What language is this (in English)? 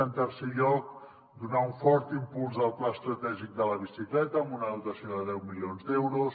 Catalan